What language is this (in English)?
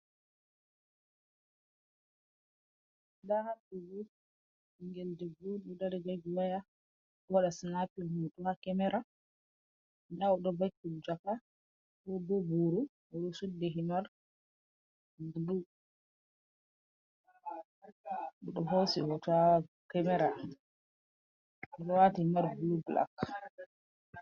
Fula